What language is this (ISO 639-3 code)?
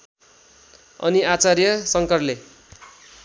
nep